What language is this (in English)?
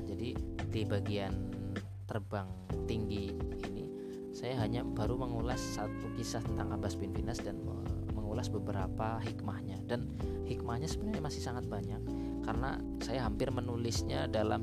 Indonesian